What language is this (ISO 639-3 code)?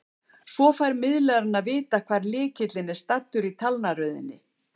isl